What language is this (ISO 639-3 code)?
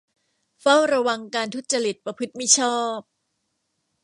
tha